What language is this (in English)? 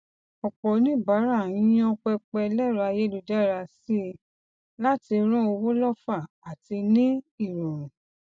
Yoruba